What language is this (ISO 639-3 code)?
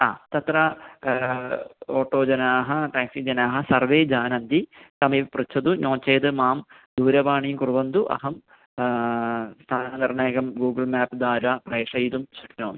san